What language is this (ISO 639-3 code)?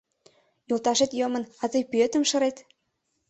chm